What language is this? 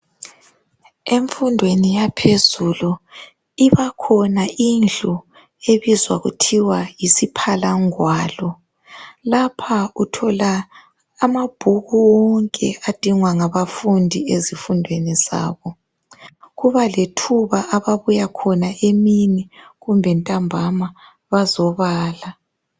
North Ndebele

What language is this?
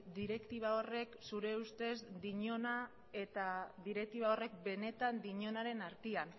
Basque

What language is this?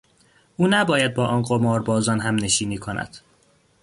Persian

